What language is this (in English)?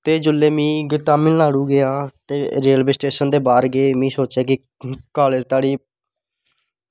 Dogri